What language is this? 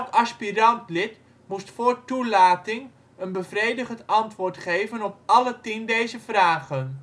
Dutch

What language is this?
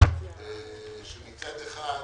Hebrew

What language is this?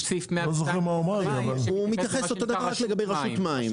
Hebrew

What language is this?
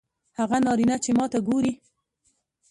Pashto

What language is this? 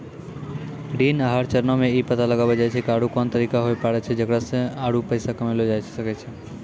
Maithili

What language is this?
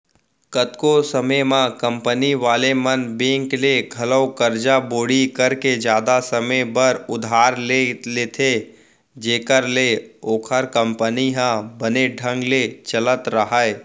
Chhattisgarhi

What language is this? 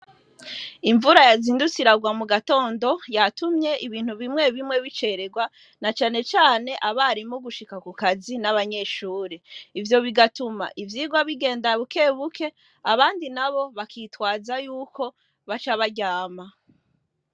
Rundi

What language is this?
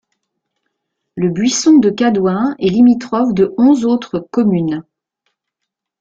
French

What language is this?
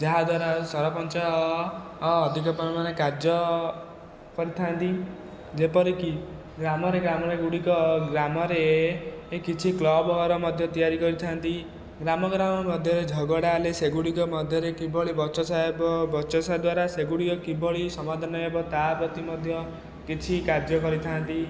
Odia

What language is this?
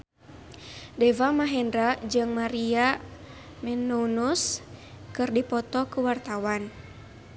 Sundanese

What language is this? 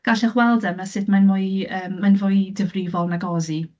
Welsh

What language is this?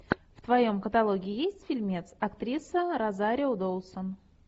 Russian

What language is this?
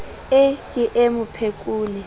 Southern Sotho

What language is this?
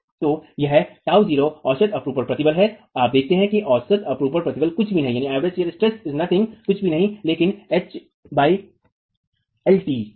Hindi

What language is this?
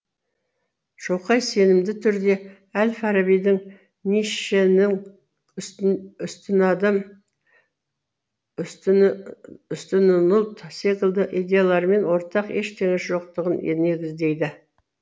Kazakh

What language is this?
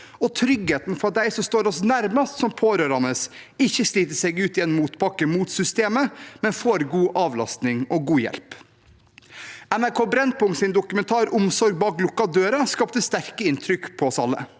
Norwegian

